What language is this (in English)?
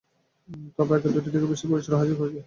Bangla